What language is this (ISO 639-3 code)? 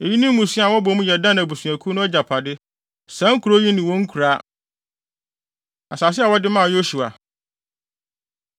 aka